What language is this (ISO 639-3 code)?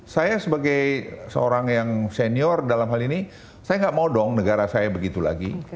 ind